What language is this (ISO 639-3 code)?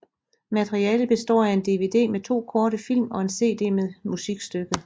dan